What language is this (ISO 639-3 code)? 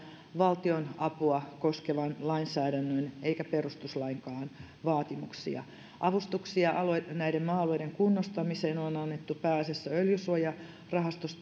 fin